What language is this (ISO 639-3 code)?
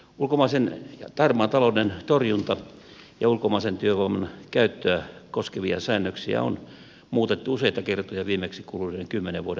fin